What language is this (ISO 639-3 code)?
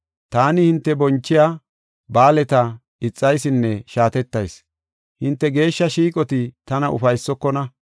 gof